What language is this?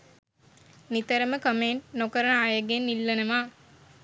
Sinhala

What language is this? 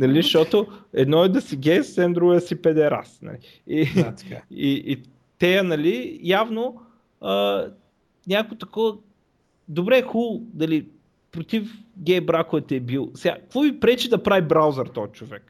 Bulgarian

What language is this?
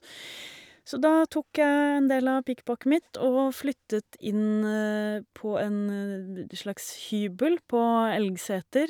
Norwegian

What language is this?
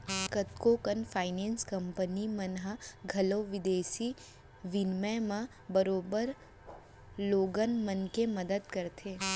Chhattisgarhi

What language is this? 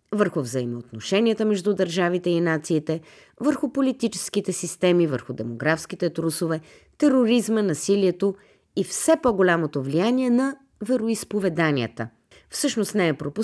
Bulgarian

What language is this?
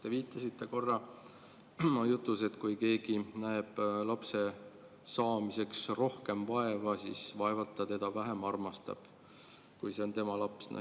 Estonian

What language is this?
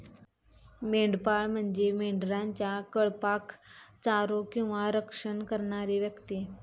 Marathi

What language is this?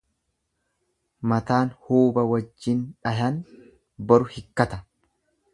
Oromo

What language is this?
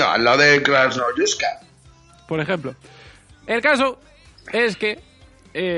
Spanish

